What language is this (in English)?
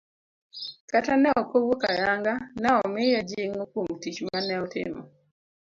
Luo (Kenya and Tanzania)